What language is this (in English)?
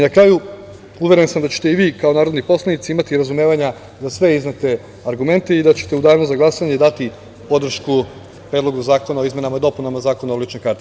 Serbian